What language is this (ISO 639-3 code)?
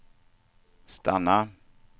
swe